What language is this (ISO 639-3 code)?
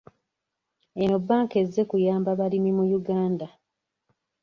lug